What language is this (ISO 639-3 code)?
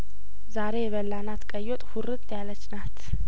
amh